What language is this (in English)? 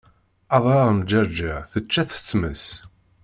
Kabyle